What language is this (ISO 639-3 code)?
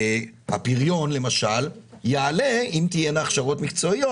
heb